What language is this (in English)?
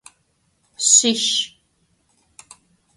Adyghe